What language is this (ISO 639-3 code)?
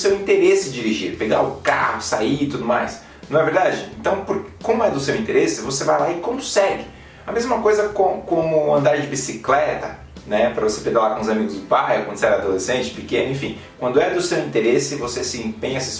por